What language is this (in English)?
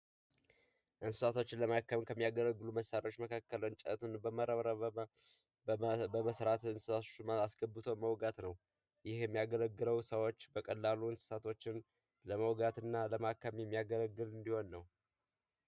Amharic